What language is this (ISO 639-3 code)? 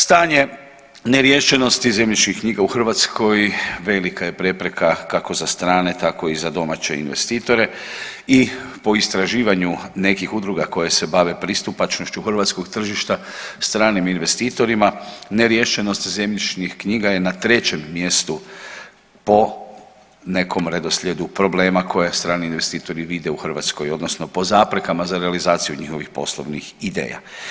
hrv